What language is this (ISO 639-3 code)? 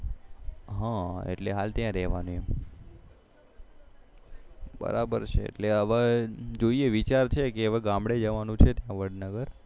guj